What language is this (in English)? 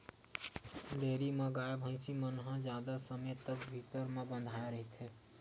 Chhattisgarhi